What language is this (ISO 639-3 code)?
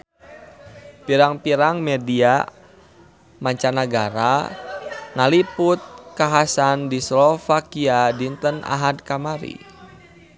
sun